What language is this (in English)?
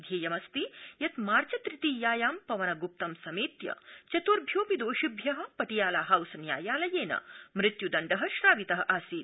Sanskrit